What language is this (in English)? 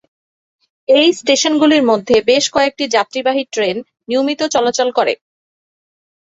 Bangla